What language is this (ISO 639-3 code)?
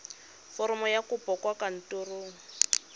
tsn